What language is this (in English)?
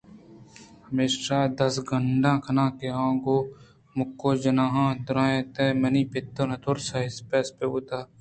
Eastern Balochi